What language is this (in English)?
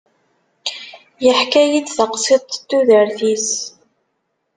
Kabyle